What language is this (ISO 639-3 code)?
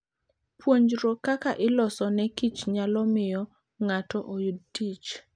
luo